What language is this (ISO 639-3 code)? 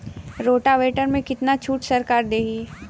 bho